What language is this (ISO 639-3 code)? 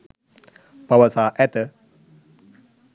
sin